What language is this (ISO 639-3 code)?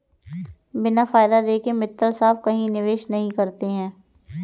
hin